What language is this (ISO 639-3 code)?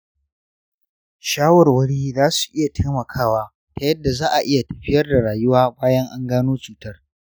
hau